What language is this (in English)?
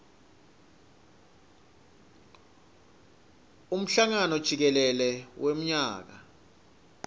Swati